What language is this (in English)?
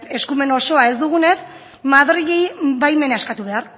Basque